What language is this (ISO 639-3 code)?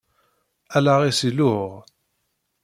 kab